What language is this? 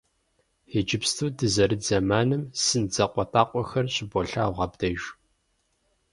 Kabardian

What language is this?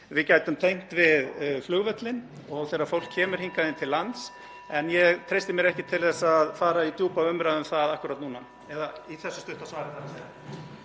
Icelandic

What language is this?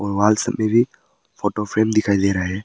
Hindi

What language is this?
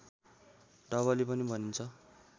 Nepali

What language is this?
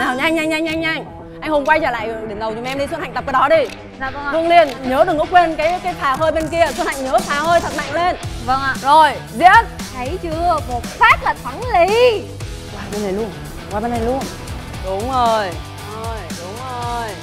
Vietnamese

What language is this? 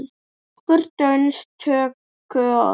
Icelandic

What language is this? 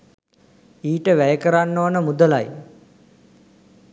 Sinhala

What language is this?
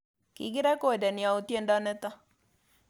Kalenjin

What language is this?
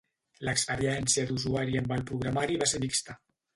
Catalan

